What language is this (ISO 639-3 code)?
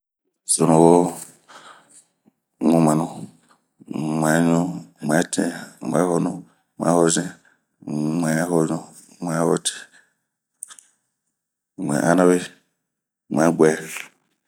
bmq